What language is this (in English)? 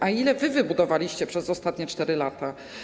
Polish